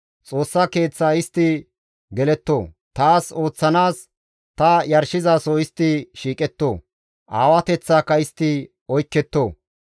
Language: Gamo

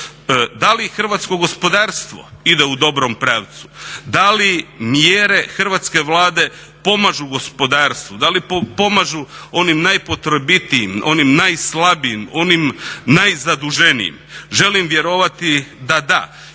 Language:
Croatian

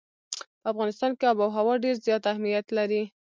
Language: Pashto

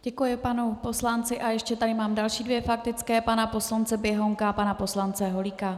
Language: Czech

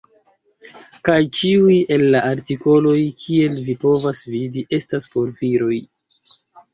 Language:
Esperanto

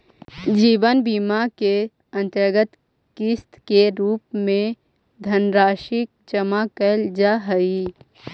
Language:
Magahi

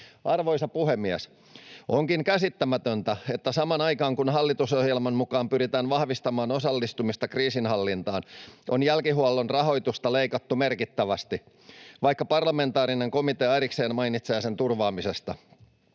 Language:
Finnish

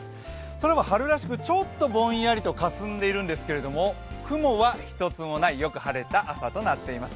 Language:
Japanese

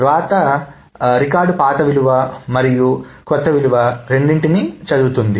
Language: Telugu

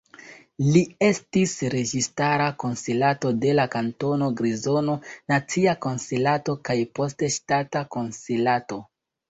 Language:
Esperanto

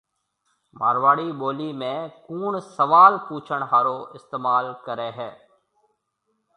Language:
Marwari (Pakistan)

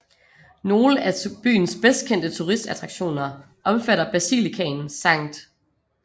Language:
Danish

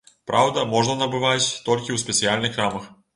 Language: Belarusian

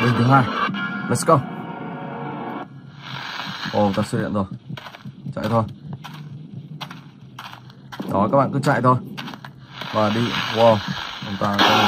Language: Vietnamese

